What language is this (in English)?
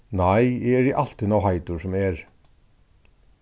Faroese